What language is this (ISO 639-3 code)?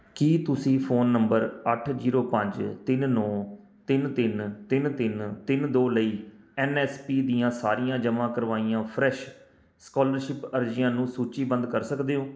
pan